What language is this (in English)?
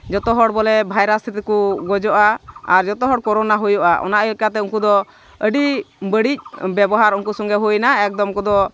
Santali